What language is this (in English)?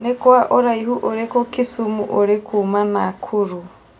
Kikuyu